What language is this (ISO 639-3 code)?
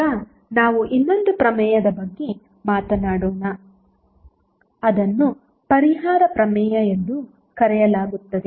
kan